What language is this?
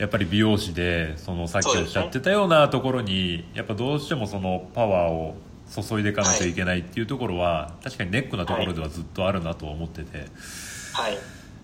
Japanese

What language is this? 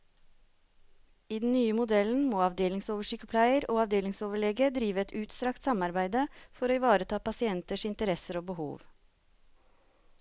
Norwegian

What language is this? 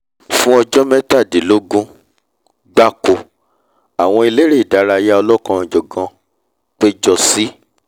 Yoruba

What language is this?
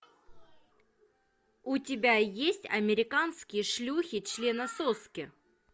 Russian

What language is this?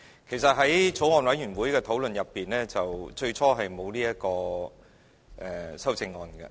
Cantonese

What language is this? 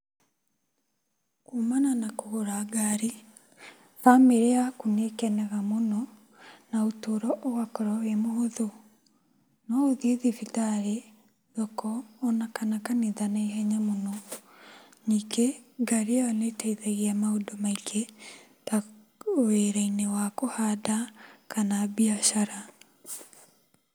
Kikuyu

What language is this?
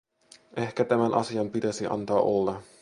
Finnish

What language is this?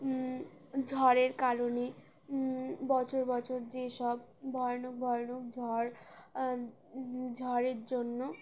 Bangla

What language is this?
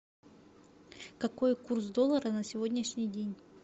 Russian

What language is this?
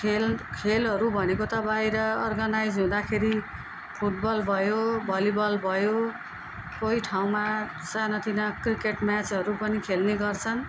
Nepali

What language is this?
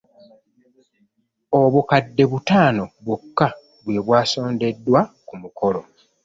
Ganda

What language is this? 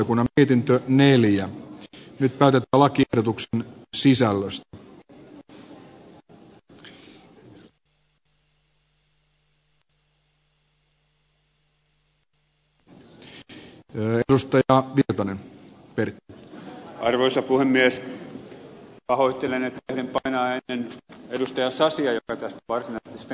Finnish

